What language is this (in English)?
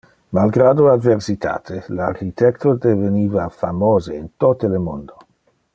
Interlingua